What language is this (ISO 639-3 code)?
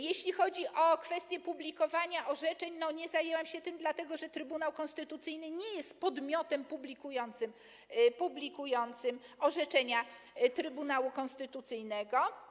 pol